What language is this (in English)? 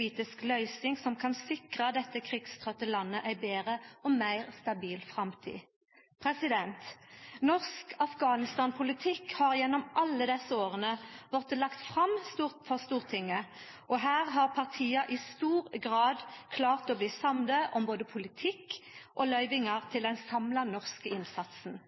Norwegian Nynorsk